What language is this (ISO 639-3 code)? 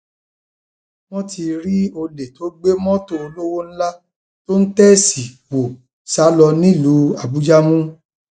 yor